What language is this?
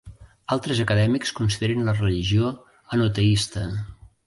Catalan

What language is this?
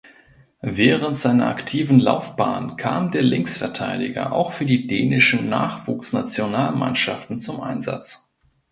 German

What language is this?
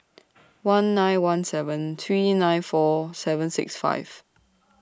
English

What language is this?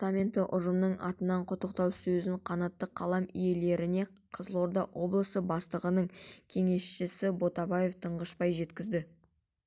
Kazakh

